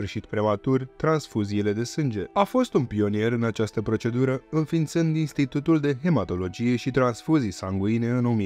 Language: Romanian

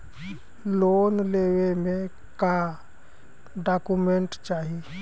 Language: Bhojpuri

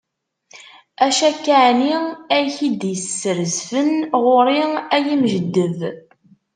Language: Kabyle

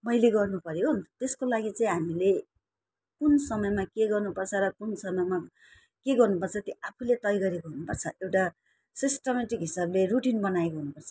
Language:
Nepali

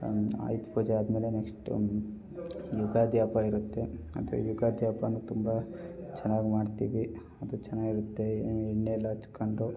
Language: Kannada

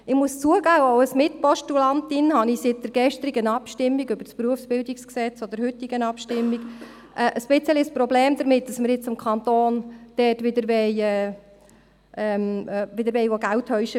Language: Swiss German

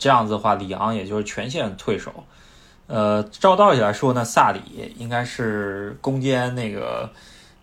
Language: Chinese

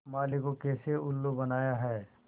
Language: Hindi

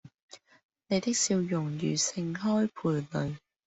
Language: Cantonese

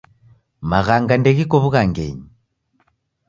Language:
Taita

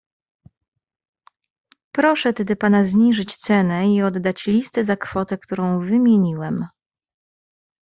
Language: Polish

